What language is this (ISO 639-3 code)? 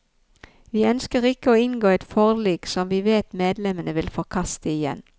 nor